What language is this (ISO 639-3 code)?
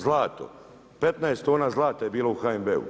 hrv